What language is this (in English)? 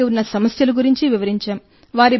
Telugu